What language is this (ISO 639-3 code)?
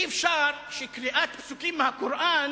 heb